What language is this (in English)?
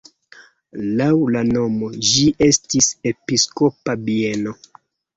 Esperanto